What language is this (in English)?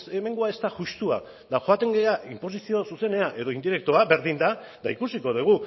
Basque